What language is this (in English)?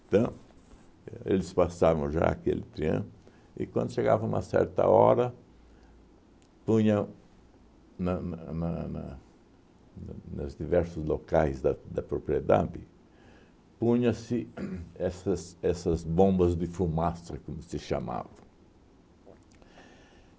Portuguese